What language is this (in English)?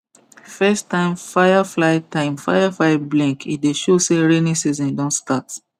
Nigerian Pidgin